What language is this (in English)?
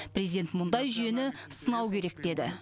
Kazakh